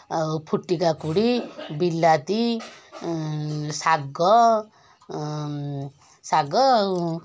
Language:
Odia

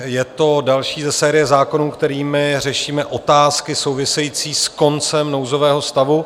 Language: Czech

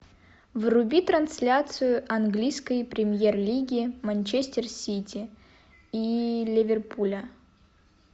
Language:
Russian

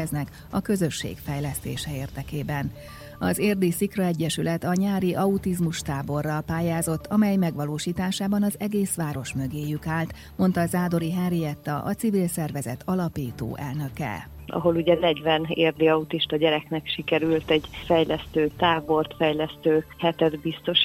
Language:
Hungarian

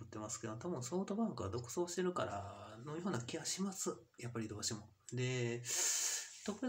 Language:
Japanese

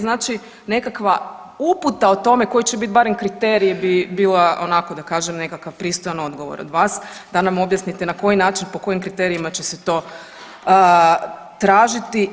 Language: Croatian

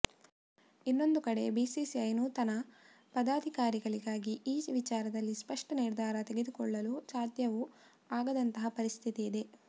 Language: Kannada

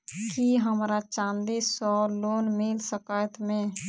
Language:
Maithili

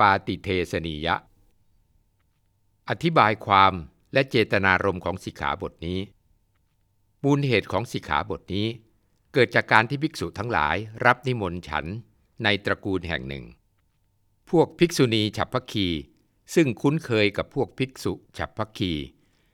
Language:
Thai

